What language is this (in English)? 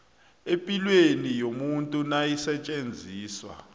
South Ndebele